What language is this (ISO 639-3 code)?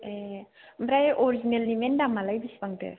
brx